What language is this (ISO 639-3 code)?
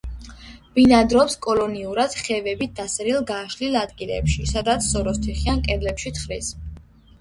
kat